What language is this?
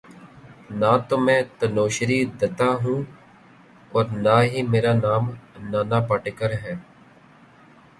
Urdu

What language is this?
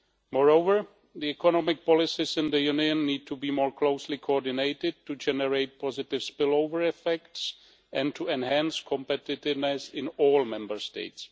English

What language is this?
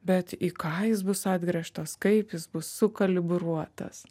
Lithuanian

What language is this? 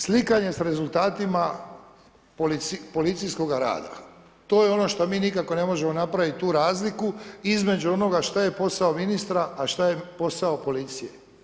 Croatian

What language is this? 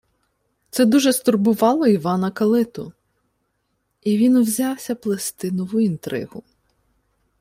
Ukrainian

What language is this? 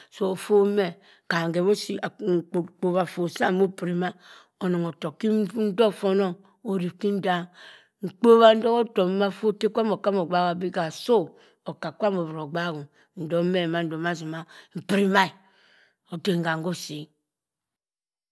Cross River Mbembe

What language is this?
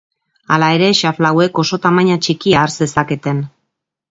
Basque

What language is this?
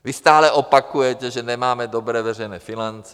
Czech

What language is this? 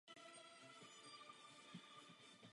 Czech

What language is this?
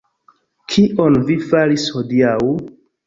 Esperanto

